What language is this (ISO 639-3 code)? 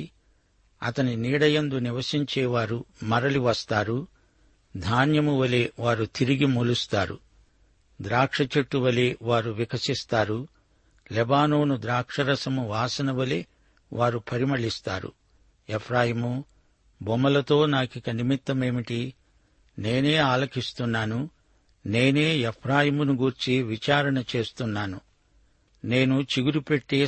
tel